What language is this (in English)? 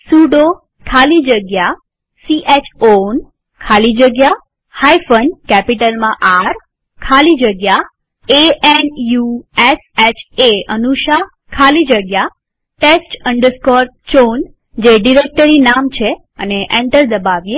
Gujarati